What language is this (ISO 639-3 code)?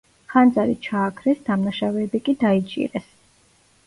kat